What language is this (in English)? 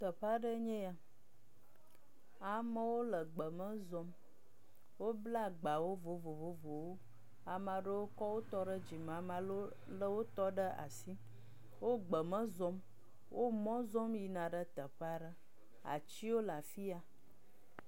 Ewe